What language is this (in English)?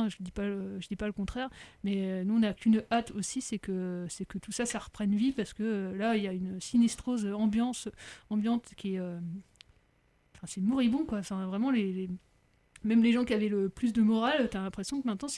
French